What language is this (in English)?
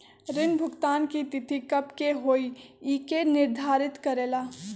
Magahi